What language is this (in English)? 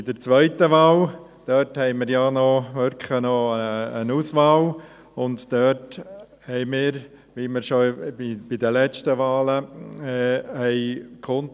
Swiss German